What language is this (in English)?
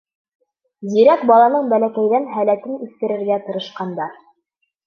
Bashkir